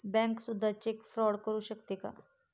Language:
Marathi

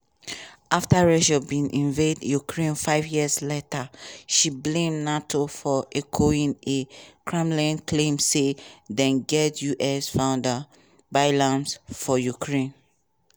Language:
Nigerian Pidgin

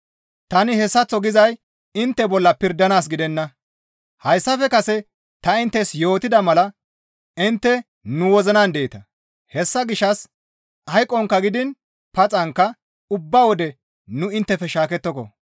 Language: Gamo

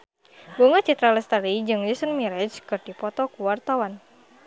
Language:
Sundanese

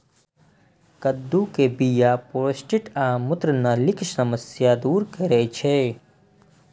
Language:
Maithili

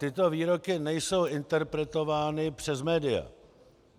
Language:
Czech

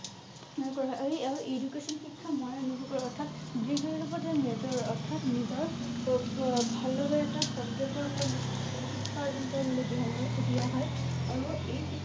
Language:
Assamese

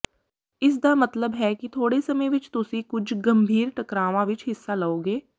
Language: Punjabi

